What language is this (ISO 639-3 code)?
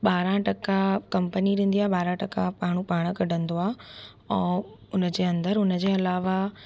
snd